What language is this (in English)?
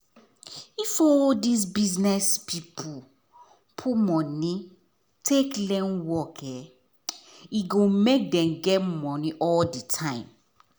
Nigerian Pidgin